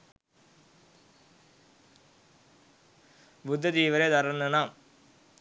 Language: Sinhala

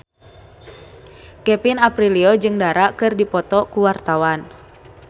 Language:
Sundanese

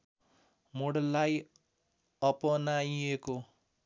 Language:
Nepali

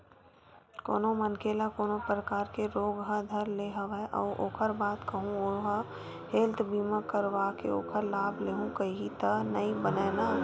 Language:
Chhattisgarhi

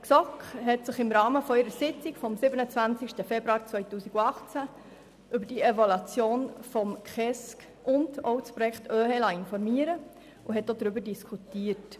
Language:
Swiss German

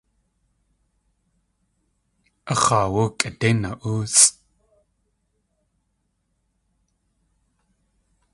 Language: Tlingit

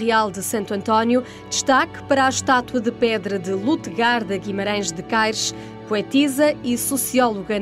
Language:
Portuguese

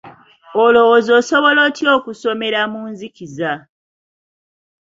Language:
Ganda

